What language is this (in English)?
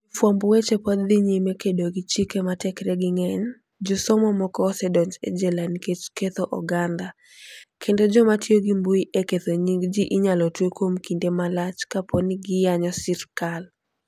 Luo (Kenya and Tanzania)